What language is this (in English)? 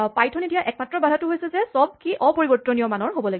Assamese